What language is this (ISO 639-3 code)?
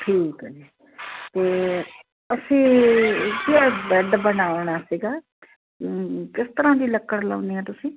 pan